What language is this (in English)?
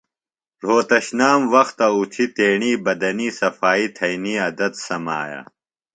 Phalura